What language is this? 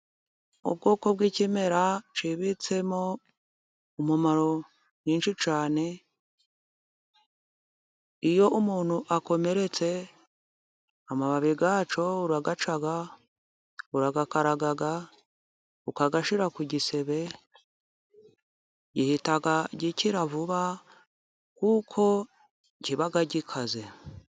Kinyarwanda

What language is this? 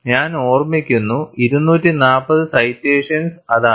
Malayalam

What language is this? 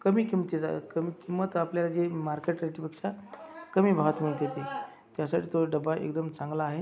Marathi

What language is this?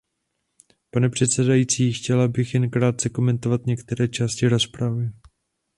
Czech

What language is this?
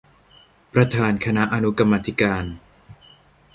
Thai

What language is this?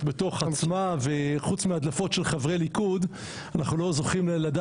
Hebrew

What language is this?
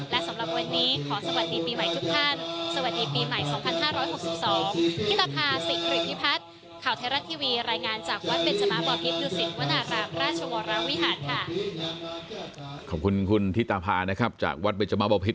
Thai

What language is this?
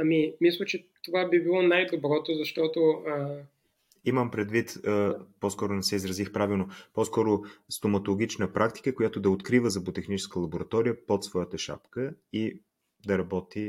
Bulgarian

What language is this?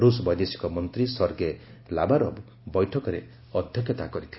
Odia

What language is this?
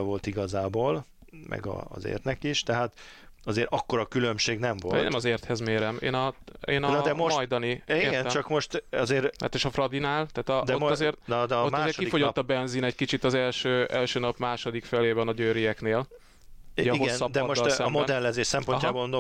Hungarian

